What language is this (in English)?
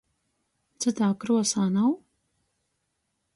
Latgalian